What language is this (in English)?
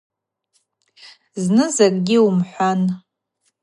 Abaza